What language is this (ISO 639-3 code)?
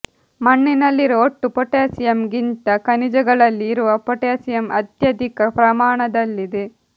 kan